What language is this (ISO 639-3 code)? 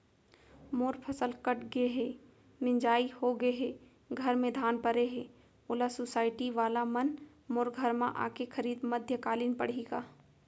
hne